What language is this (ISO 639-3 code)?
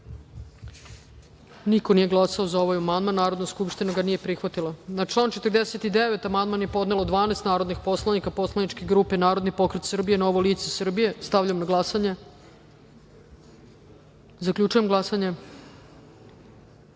srp